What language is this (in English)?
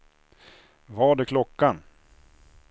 Swedish